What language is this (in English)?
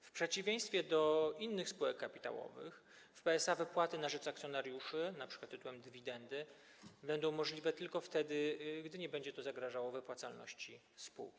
Polish